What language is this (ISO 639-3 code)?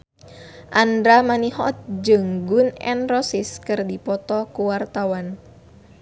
sun